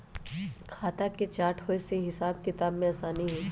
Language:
Magahi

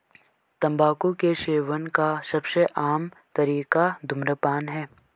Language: Hindi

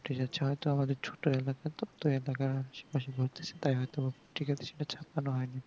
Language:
Bangla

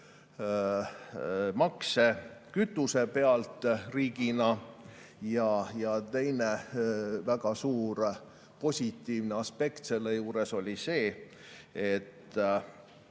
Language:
Estonian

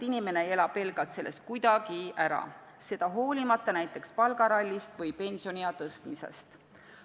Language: Estonian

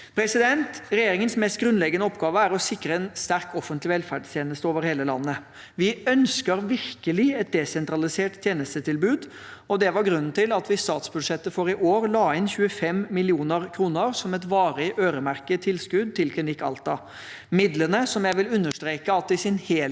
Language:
Norwegian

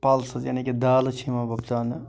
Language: Kashmiri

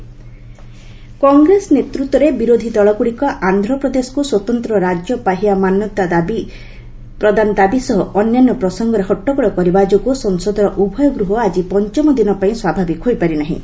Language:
Odia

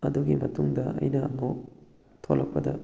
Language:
Manipuri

